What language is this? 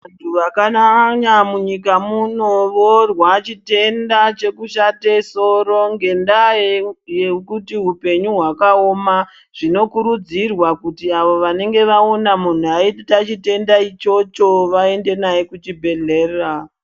Ndau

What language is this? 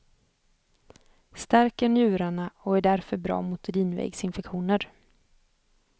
Swedish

